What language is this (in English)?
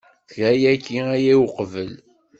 Kabyle